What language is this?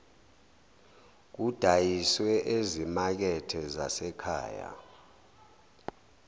Zulu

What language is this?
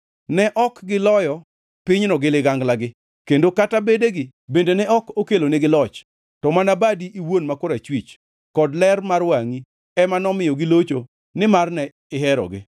Luo (Kenya and Tanzania)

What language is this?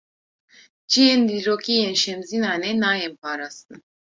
Kurdish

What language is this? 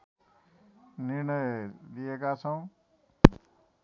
Nepali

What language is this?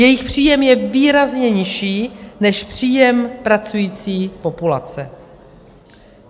Czech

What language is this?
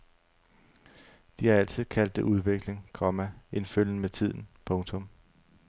Danish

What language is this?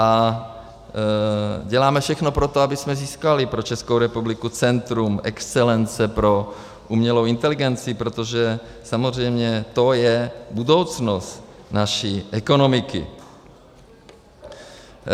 Czech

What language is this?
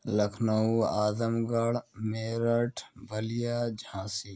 Urdu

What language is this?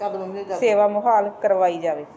Punjabi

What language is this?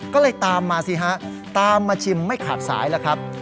Thai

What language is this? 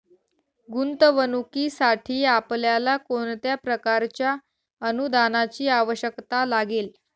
Marathi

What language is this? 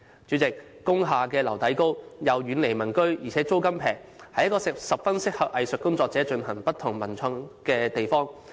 Cantonese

